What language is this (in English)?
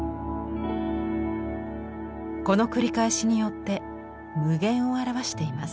Japanese